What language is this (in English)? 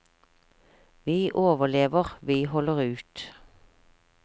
Norwegian